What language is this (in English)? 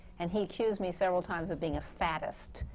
English